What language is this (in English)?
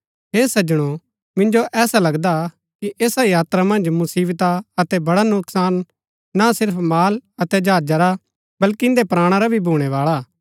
Gaddi